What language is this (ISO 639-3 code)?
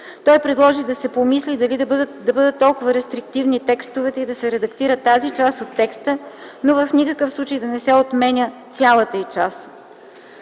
bul